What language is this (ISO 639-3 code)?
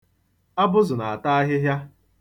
ibo